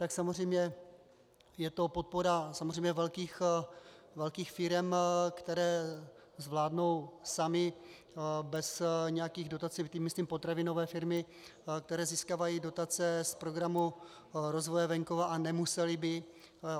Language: Czech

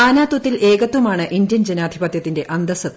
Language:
Malayalam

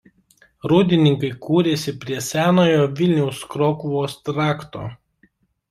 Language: Lithuanian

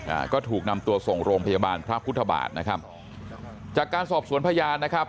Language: Thai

